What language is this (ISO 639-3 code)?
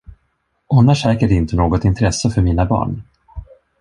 swe